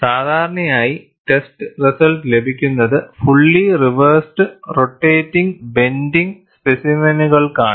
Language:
Malayalam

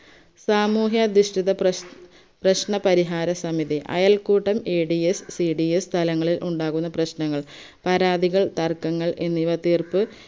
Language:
Malayalam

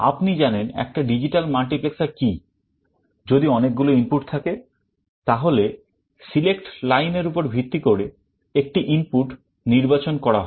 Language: Bangla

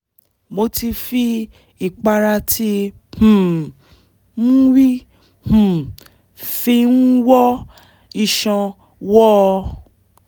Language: Yoruba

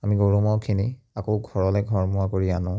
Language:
Assamese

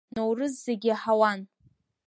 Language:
Abkhazian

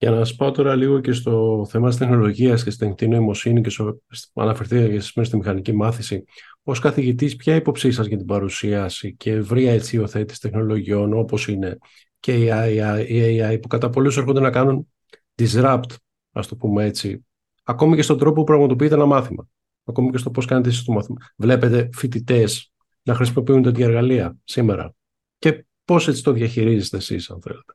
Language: Greek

